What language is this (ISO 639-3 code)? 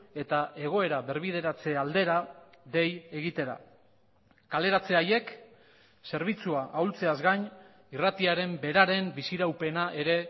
eus